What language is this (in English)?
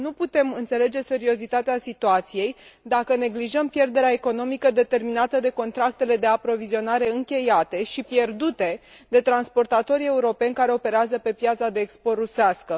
Romanian